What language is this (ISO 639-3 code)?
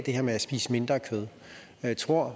dan